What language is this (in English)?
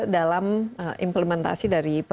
Indonesian